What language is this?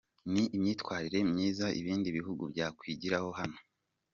Kinyarwanda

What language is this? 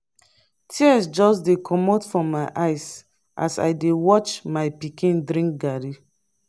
Nigerian Pidgin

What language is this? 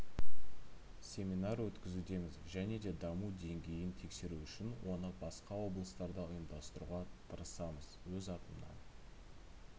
Kazakh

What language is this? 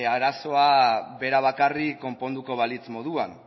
Basque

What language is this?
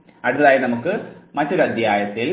Malayalam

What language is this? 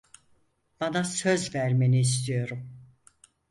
Turkish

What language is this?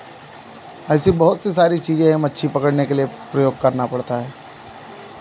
Hindi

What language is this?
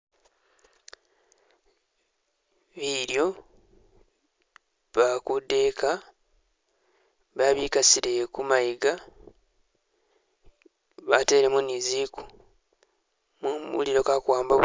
Masaaba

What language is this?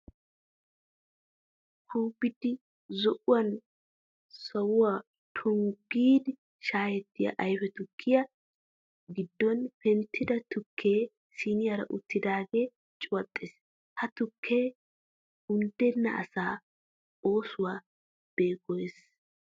Wolaytta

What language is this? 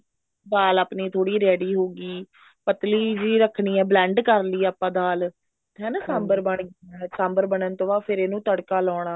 Punjabi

